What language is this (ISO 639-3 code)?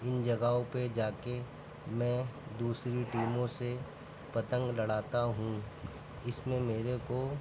urd